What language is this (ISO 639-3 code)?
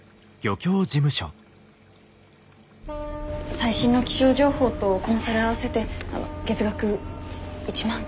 jpn